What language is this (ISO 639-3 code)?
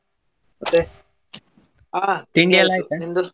kan